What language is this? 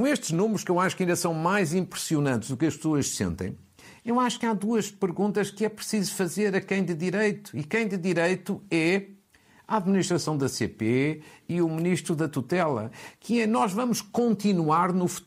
Portuguese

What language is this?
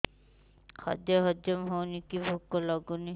Odia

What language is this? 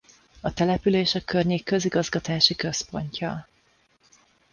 Hungarian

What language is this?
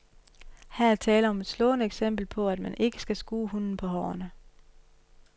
Danish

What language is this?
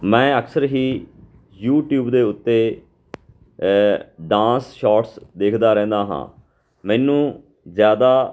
Punjabi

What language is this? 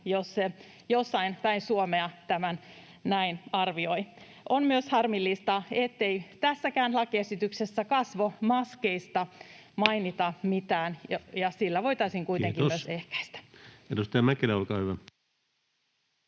Finnish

